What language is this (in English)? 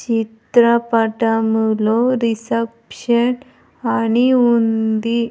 Telugu